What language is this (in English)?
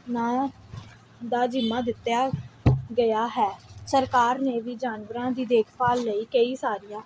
Punjabi